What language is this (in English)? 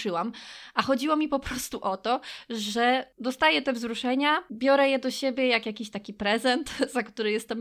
Polish